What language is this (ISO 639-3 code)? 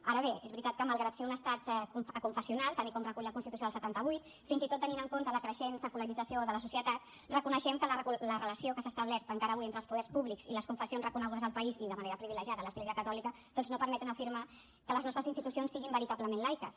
cat